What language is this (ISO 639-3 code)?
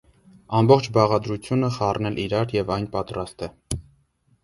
hye